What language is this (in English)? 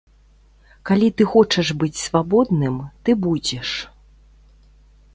Belarusian